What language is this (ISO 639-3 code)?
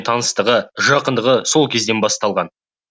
kaz